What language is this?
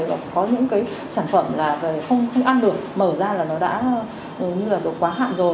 Vietnamese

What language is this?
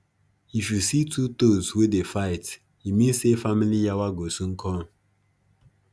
Nigerian Pidgin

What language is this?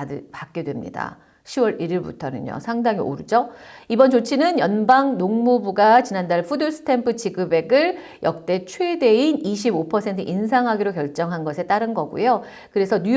Korean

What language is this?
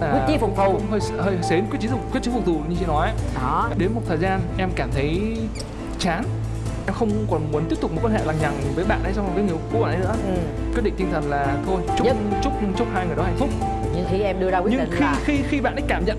Vietnamese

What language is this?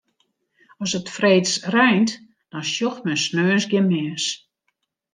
Western Frisian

